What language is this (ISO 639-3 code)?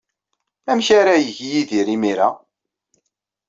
kab